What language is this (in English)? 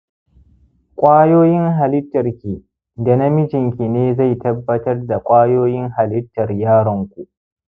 Hausa